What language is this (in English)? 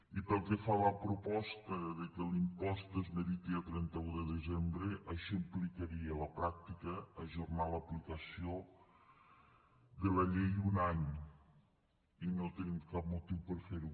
Catalan